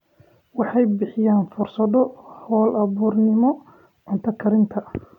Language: Somali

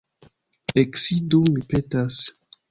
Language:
Esperanto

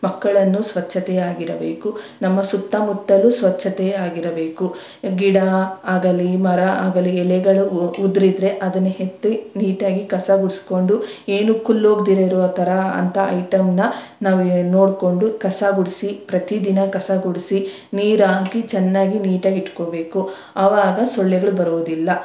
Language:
Kannada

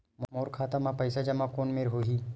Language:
Chhattisgarhi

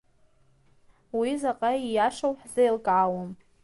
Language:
Abkhazian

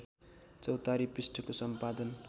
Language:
Nepali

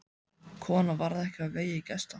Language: Icelandic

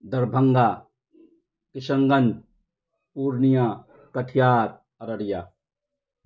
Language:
Urdu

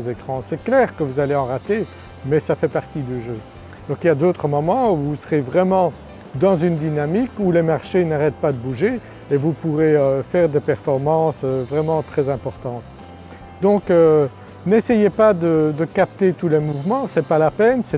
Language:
French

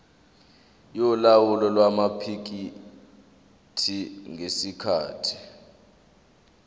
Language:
Zulu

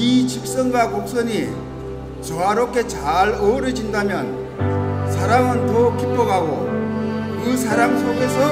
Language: Korean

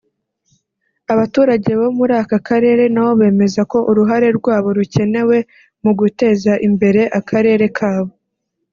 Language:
Kinyarwanda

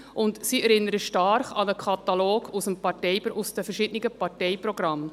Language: Swiss German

